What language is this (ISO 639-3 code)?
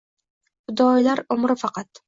uzb